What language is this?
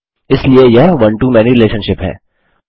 Hindi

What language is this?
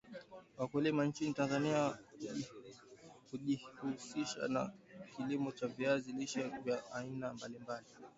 Swahili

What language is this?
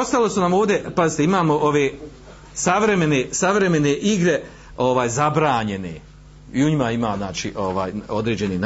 Croatian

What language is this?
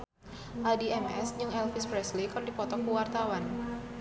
Sundanese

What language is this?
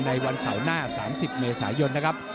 Thai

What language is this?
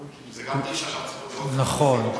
Hebrew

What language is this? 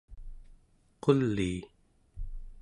Central Yupik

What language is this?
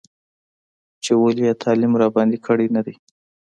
Pashto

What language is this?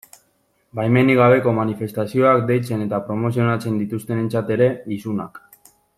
Basque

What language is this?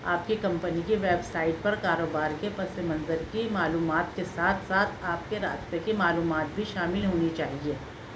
Urdu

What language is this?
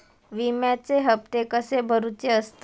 Marathi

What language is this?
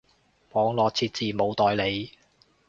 Cantonese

